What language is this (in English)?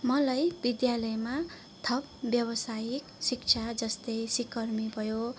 Nepali